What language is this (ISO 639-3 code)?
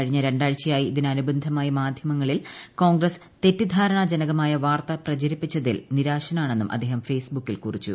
mal